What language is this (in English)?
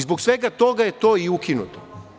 Serbian